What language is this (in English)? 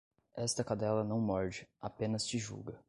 Portuguese